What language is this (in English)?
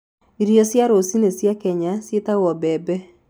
Kikuyu